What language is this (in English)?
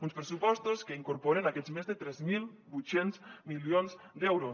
Catalan